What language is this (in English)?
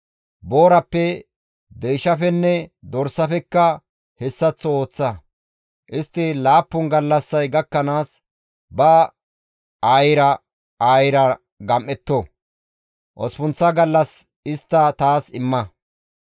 Gamo